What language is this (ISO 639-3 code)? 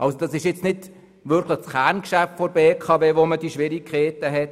gsw